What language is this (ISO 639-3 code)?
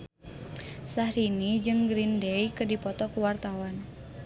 sun